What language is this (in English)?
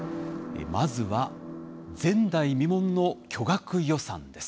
Japanese